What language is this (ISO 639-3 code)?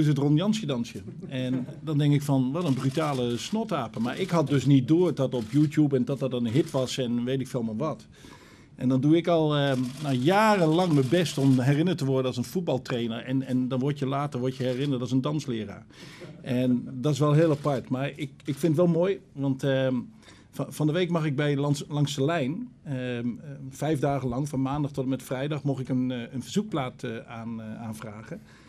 nld